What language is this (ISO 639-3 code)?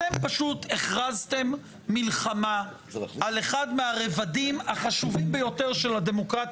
heb